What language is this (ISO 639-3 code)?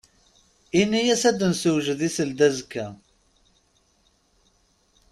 kab